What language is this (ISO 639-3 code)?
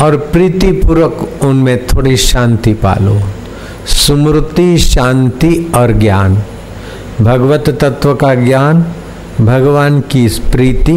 hin